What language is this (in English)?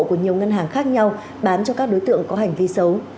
Vietnamese